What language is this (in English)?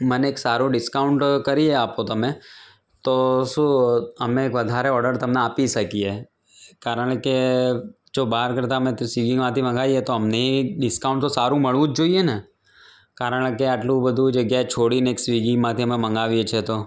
Gujarati